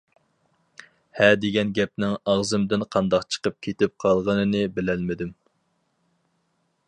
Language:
Uyghur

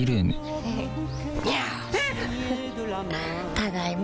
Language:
Japanese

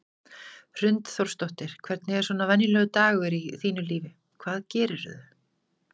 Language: Icelandic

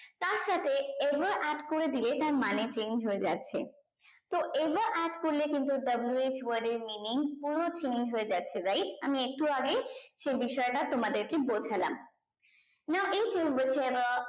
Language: Bangla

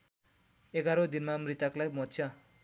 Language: Nepali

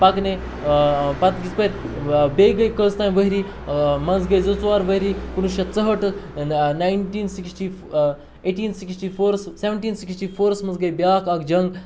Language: Kashmiri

